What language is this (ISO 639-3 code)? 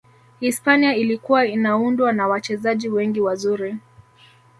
swa